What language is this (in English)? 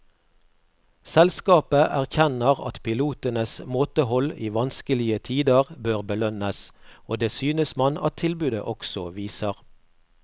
Norwegian